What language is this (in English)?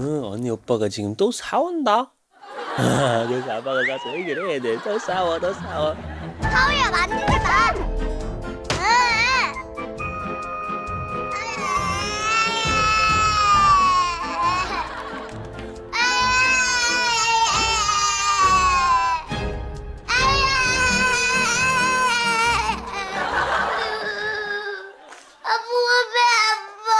Korean